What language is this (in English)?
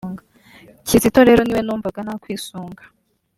Kinyarwanda